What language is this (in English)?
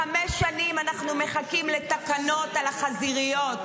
Hebrew